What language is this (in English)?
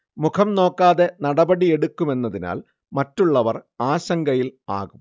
Malayalam